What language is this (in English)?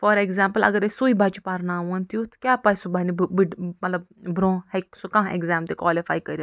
Kashmiri